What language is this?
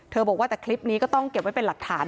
Thai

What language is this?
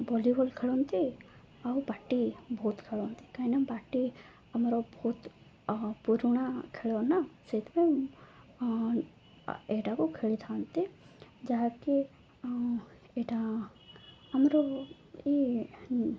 Odia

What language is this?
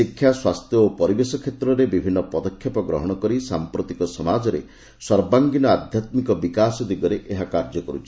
Odia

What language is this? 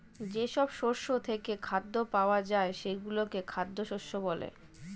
Bangla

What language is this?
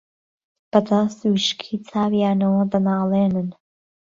Central Kurdish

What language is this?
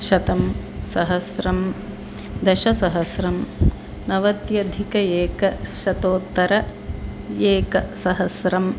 Sanskrit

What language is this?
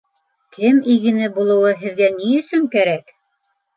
Bashkir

